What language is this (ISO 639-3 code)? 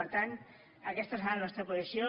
cat